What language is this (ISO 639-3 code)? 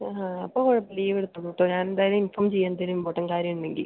mal